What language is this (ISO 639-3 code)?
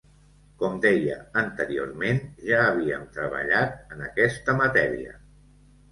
cat